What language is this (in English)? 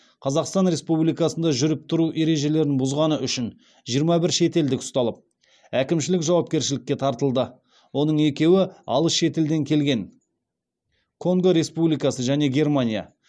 Kazakh